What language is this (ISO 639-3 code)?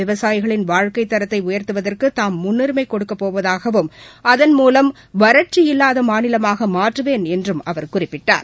tam